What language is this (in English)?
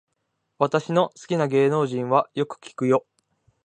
Japanese